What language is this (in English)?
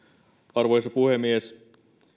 Finnish